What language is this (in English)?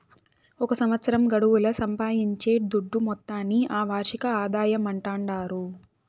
Telugu